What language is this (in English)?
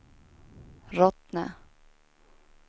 Swedish